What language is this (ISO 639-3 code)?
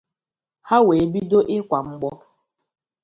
ibo